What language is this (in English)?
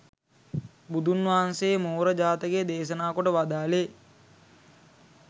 Sinhala